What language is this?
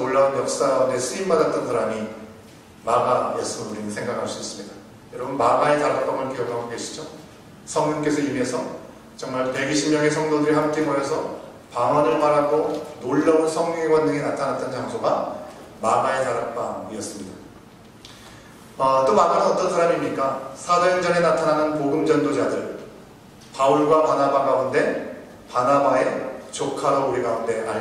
Korean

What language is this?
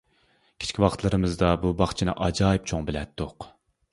Uyghur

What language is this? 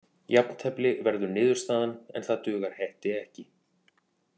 Icelandic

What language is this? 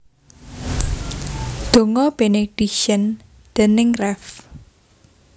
Javanese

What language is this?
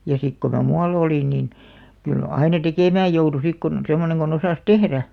Finnish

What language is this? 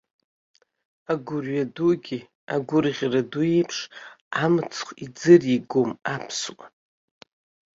Abkhazian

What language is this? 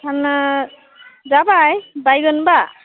Bodo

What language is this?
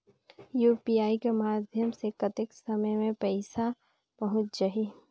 Chhattisgarhi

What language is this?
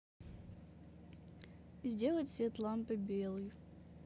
Russian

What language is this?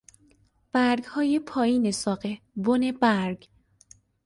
Persian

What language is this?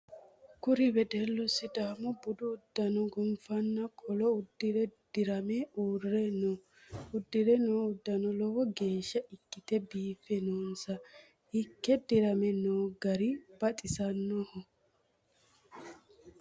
Sidamo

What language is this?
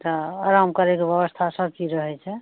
Maithili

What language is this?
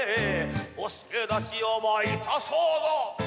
Japanese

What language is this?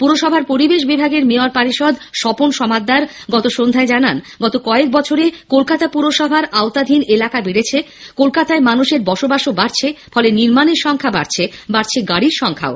Bangla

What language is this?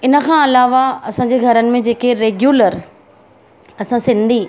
Sindhi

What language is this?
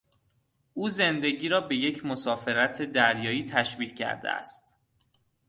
Persian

